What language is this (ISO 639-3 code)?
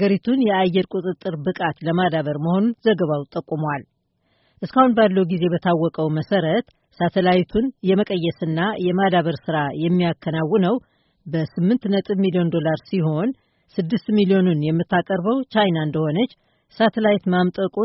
amh